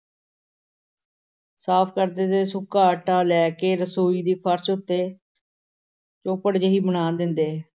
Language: Punjabi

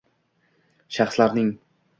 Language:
Uzbek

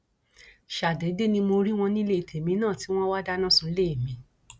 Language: Yoruba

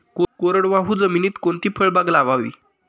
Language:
Marathi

